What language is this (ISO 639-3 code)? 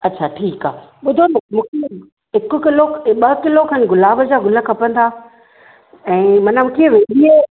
snd